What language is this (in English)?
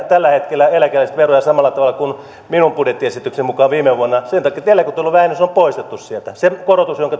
Finnish